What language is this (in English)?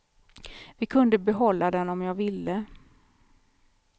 Swedish